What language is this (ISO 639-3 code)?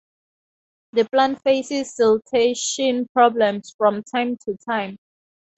eng